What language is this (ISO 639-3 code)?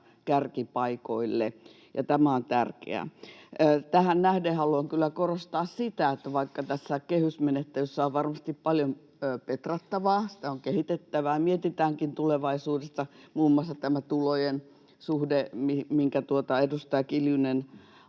fin